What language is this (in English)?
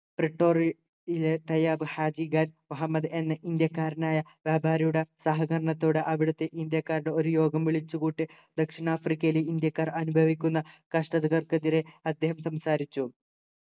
Malayalam